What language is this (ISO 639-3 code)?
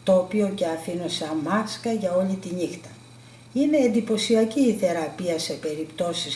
ell